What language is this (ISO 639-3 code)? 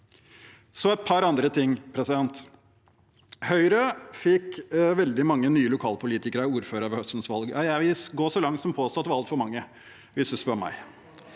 nor